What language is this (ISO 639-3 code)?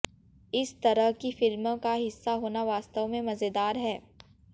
hin